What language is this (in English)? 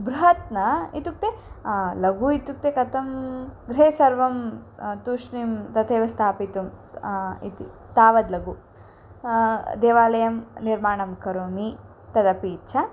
Sanskrit